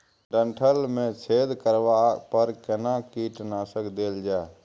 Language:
Maithili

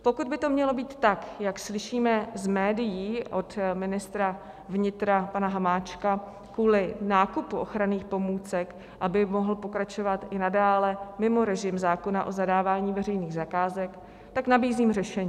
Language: Czech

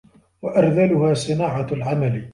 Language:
Arabic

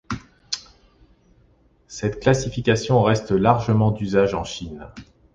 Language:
French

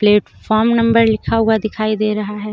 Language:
Hindi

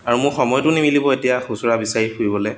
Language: Assamese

